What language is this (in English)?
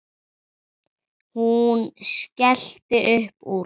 Icelandic